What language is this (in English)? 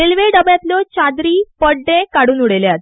Konkani